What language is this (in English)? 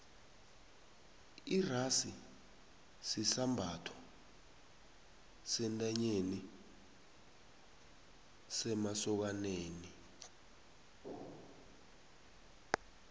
South Ndebele